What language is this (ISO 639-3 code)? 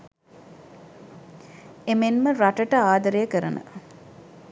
sin